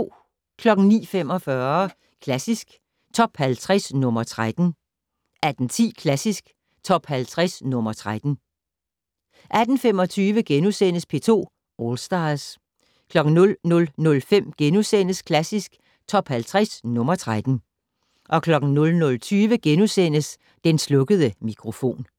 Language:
Danish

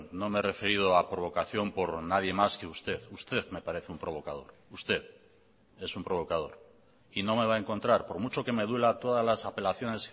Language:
Spanish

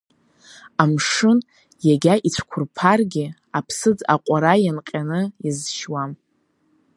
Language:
Abkhazian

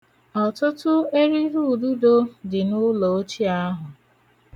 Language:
Igbo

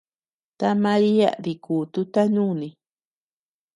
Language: Tepeuxila Cuicatec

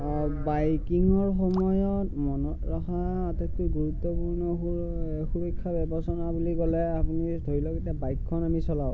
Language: Assamese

